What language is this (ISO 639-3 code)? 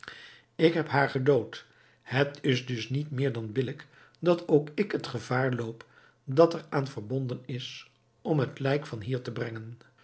nld